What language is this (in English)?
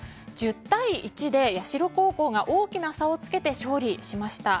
Japanese